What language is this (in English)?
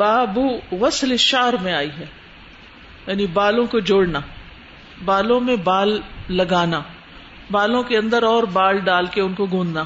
Urdu